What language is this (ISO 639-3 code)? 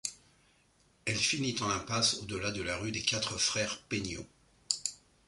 fra